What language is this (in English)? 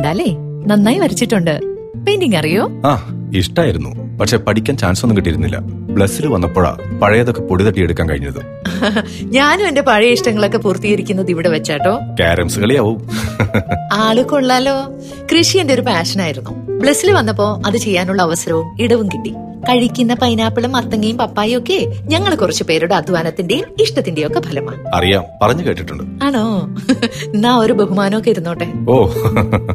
Malayalam